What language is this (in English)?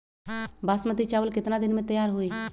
Magahi